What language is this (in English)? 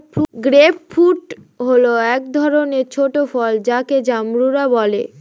Bangla